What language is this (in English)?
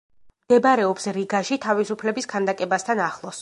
Georgian